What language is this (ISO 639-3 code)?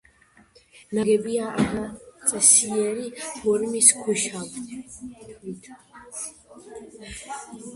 kat